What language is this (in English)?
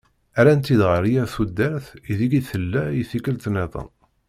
Kabyle